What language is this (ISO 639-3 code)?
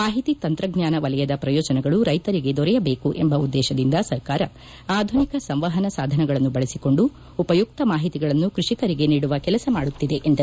kan